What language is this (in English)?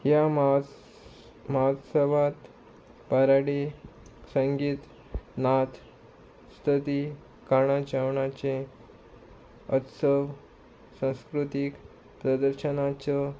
Konkani